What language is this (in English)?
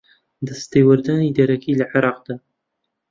Central Kurdish